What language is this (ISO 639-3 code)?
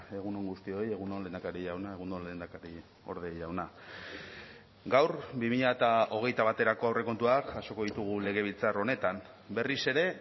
eus